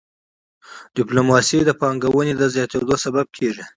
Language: Pashto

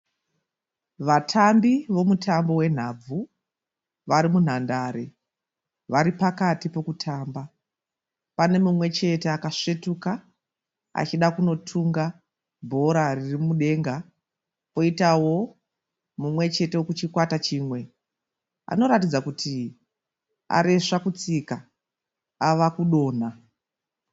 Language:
Shona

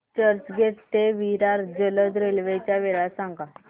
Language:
Marathi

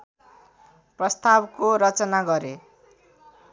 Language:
Nepali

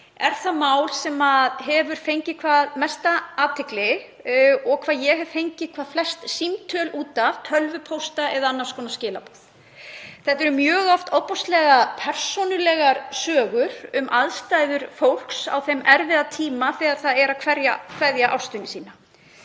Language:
Icelandic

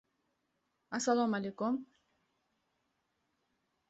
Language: Uzbek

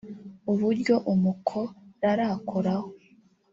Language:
Kinyarwanda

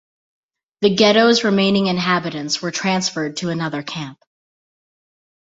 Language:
English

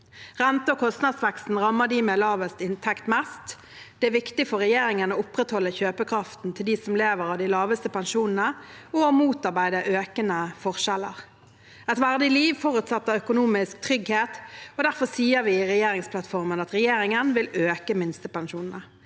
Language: Norwegian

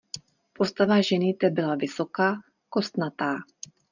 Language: Czech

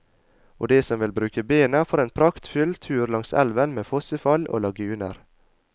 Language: Norwegian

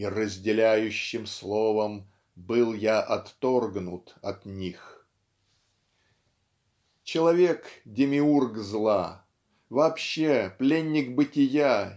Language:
Russian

